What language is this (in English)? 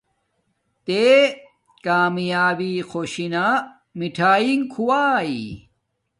Domaaki